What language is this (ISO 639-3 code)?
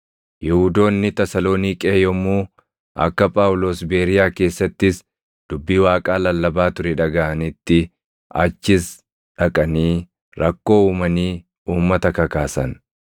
orm